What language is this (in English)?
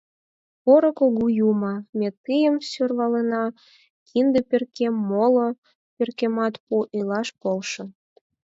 Mari